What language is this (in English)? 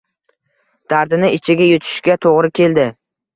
Uzbek